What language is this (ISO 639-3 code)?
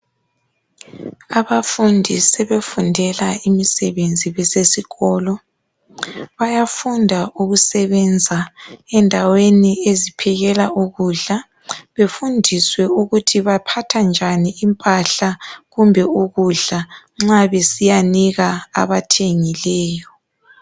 nde